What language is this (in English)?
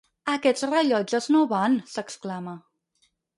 Catalan